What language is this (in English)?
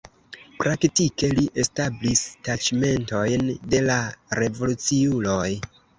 Esperanto